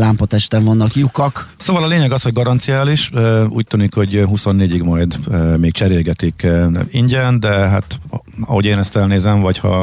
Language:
Hungarian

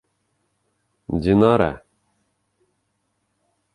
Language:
Bashkir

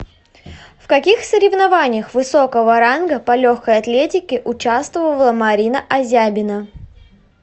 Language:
Russian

